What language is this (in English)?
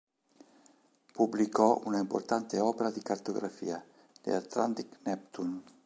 Italian